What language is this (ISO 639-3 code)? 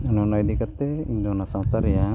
sat